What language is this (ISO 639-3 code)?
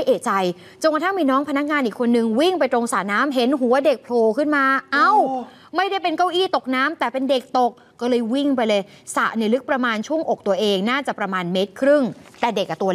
tha